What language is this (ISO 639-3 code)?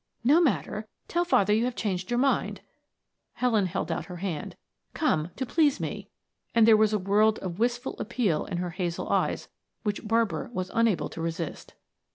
eng